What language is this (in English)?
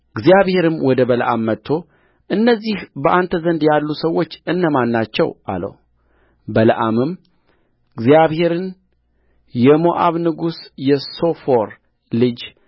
Amharic